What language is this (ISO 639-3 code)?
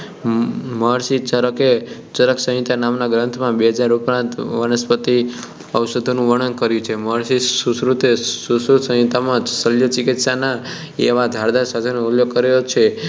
guj